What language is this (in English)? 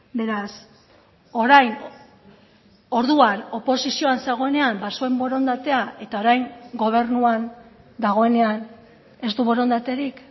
Basque